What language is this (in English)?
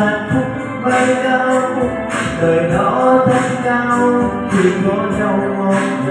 Vietnamese